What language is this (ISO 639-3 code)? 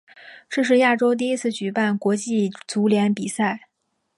zho